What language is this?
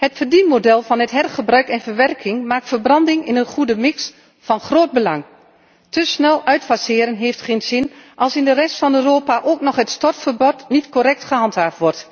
Dutch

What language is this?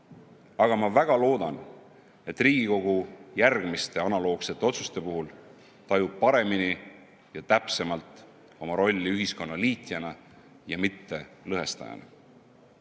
Estonian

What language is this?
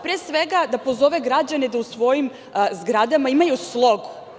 Serbian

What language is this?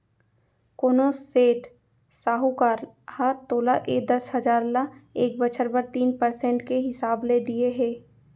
Chhattisgarhi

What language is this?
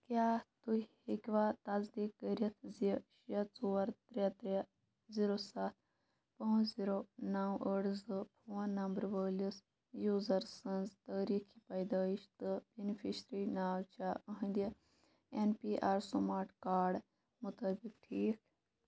Kashmiri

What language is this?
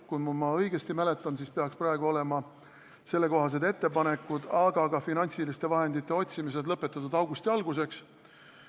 Estonian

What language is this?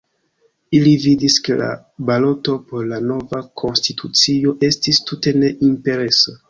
Esperanto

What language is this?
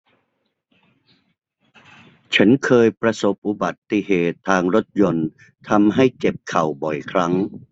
Thai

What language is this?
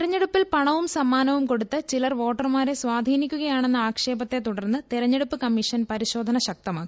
Malayalam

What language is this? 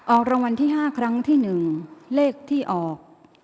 Thai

